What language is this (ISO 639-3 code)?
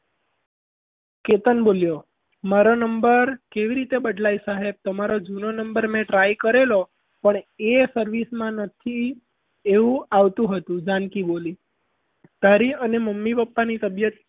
guj